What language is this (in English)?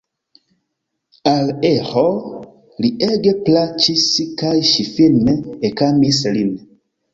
Esperanto